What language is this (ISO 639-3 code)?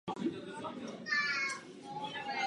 ces